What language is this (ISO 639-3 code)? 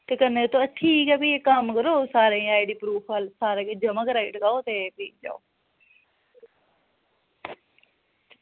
doi